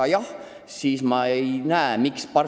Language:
Estonian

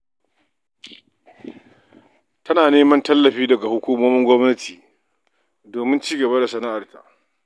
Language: Hausa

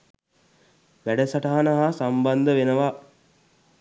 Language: Sinhala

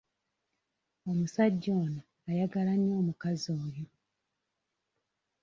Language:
Ganda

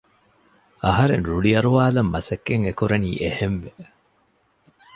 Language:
Divehi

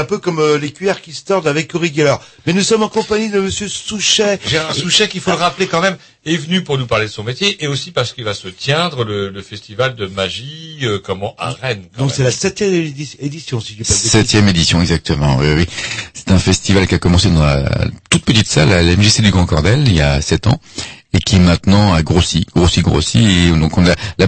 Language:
French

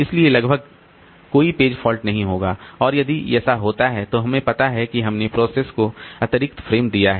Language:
Hindi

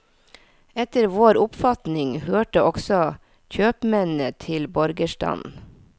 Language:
Norwegian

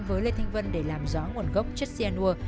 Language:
Vietnamese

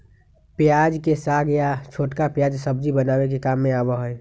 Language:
Magahi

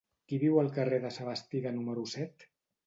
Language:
Catalan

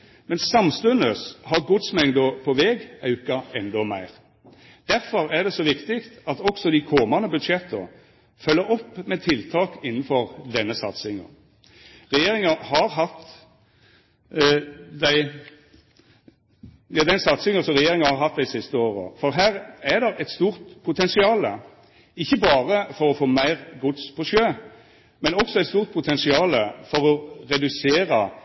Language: Norwegian Nynorsk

